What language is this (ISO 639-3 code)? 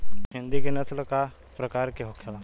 bho